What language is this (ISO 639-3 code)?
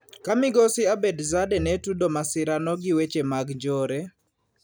luo